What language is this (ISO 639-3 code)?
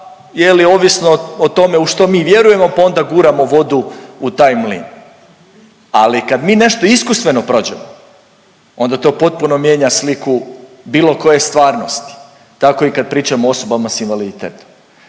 hrv